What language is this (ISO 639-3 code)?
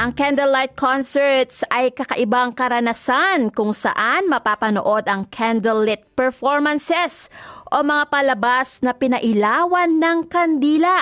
fil